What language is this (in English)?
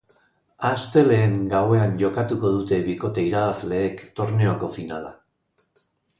Basque